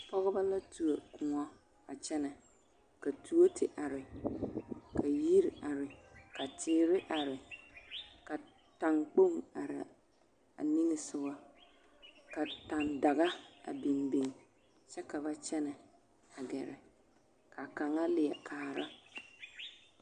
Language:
Southern Dagaare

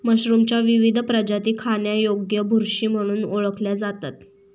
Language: Marathi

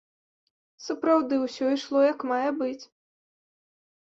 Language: Belarusian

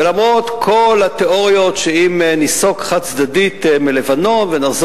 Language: Hebrew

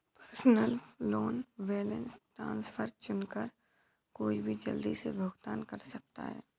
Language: Hindi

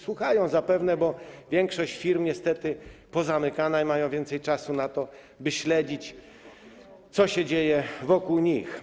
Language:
Polish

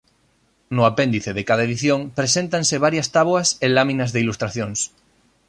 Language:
Galician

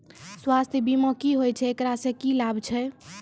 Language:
Maithili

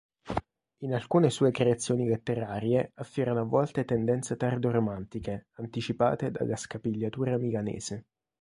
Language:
Italian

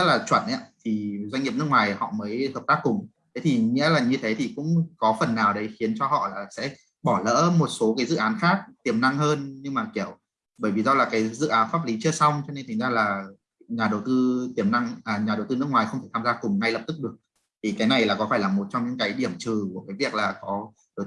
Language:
Vietnamese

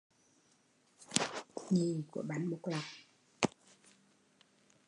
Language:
Vietnamese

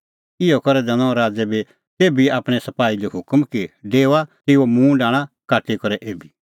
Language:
Kullu Pahari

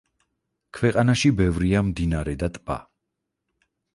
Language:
Georgian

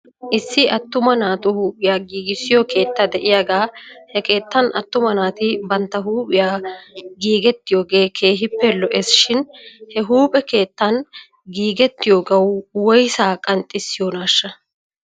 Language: Wolaytta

